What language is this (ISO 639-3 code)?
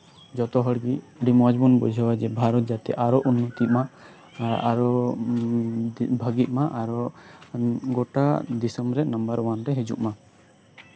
sat